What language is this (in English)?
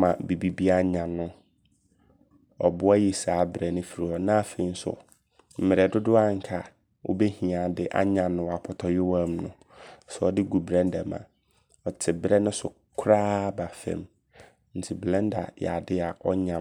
Abron